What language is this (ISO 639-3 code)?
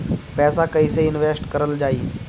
bho